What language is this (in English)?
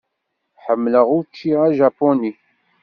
Kabyle